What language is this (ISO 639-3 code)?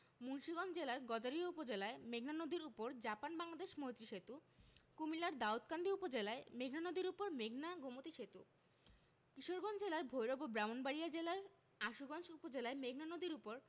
ben